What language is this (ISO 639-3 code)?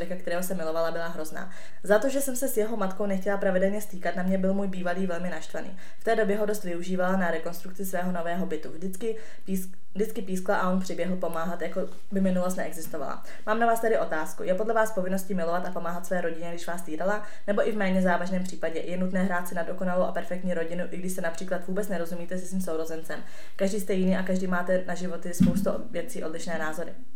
ces